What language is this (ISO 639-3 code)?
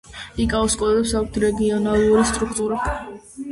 kat